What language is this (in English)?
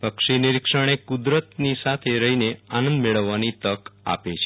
Gujarati